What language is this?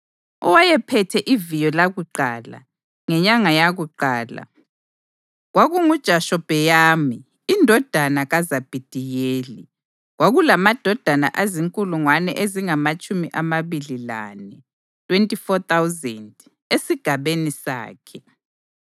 North Ndebele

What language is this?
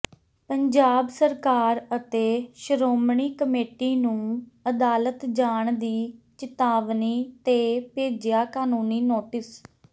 Punjabi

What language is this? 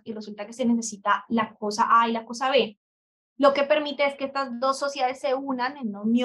Spanish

